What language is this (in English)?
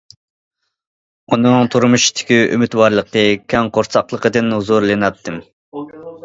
Uyghur